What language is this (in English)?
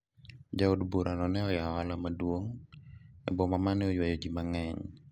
Luo (Kenya and Tanzania)